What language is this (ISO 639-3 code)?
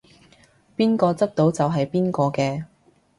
yue